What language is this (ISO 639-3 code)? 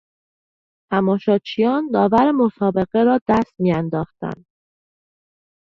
fas